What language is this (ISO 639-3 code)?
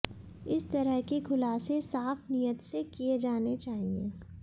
hin